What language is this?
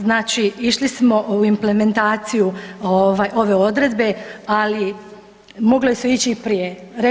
Croatian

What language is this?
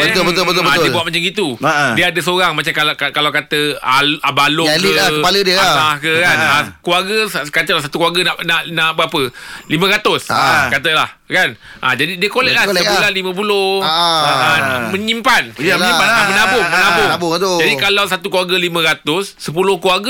Malay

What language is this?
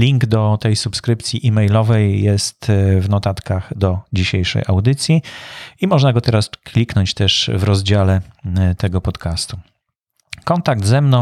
Polish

